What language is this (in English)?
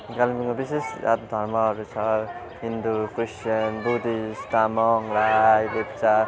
Nepali